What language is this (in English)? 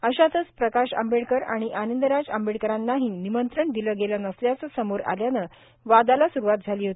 Marathi